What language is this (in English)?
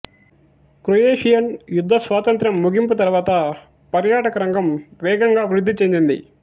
Telugu